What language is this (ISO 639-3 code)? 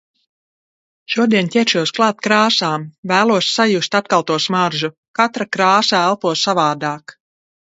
lav